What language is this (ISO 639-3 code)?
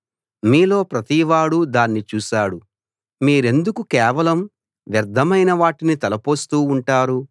tel